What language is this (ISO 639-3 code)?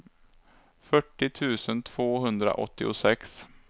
swe